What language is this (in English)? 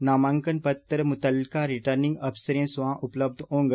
Dogri